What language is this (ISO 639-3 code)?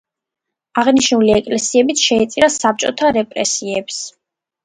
kat